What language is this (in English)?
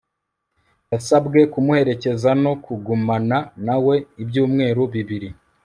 Kinyarwanda